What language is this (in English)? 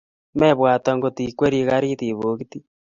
Kalenjin